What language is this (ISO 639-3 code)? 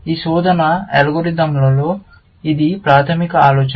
tel